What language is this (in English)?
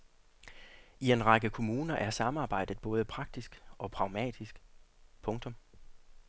Danish